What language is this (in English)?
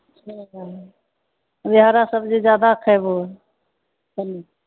Maithili